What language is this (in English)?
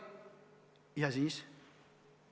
Estonian